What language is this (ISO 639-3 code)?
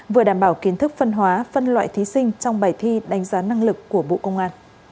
vie